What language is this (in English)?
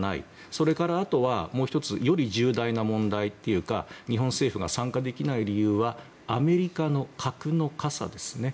Japanese